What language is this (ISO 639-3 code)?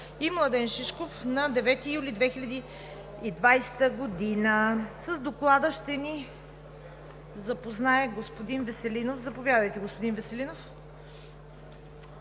bul